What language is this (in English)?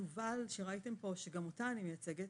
Hebrew